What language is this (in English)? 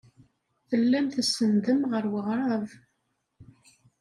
Kabyle